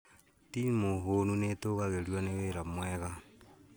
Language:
Kikuyu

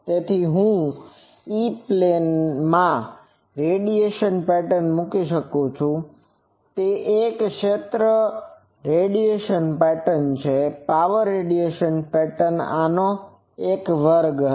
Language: Gujarati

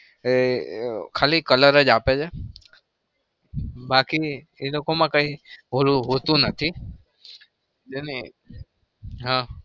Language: Gujarati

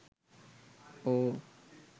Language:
Sinhala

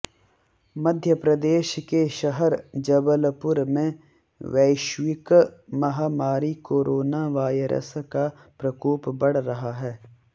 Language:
Hindi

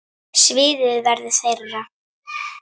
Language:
Icelandic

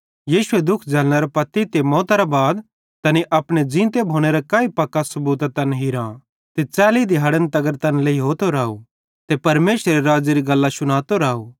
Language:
Bhadrawahi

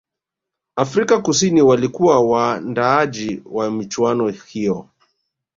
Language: Swahili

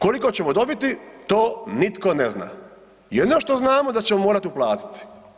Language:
Croatian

